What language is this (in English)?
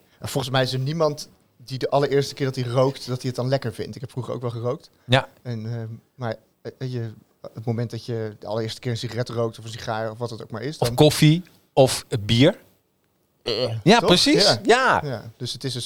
Dutch